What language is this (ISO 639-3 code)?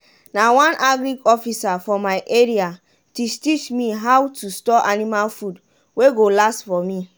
pcm